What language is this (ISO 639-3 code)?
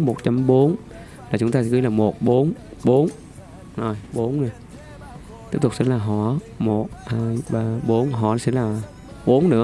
vie